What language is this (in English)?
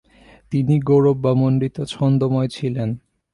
Bangla